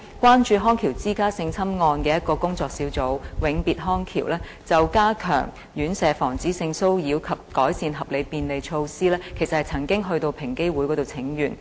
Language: Cantonese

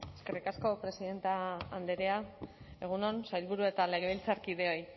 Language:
Basque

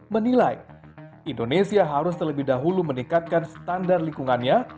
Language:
Indonesian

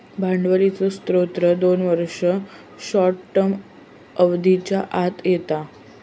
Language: Marathi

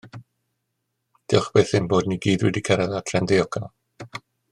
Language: Welsh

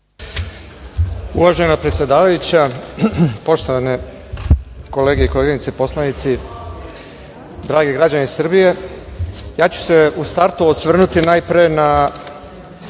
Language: Serbian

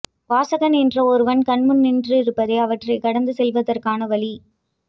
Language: Tamil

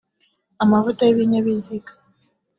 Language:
Kinyarwanda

